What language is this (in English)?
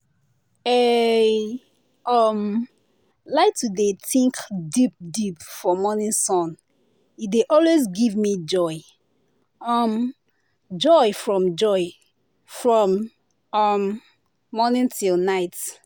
Nigerian Pidgin